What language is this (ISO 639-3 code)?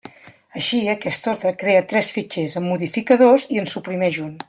cat